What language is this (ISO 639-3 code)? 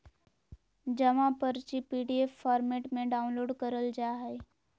mag